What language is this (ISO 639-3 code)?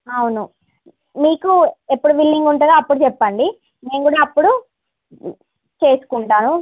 tel